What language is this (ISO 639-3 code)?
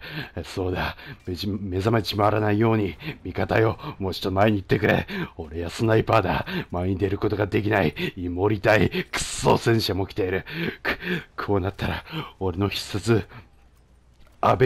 jpn